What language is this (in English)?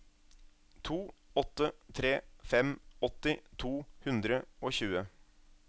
Norwegian